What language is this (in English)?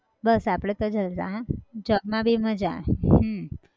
Gujarati